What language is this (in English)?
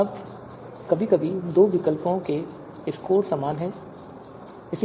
Hindi